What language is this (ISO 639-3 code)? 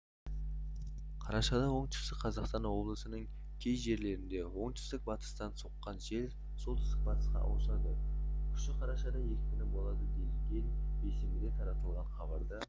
kaz